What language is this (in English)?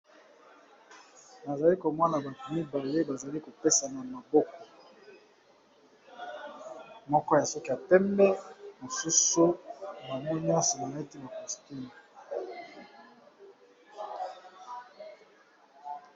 Lingala